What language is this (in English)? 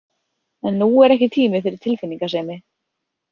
Icelandic